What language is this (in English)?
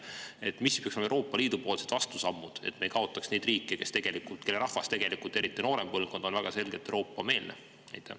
Estonian